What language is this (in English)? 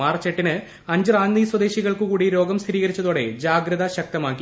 Malayalam